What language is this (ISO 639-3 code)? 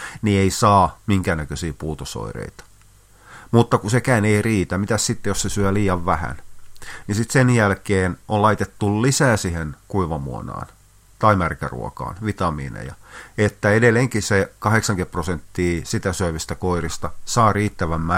fin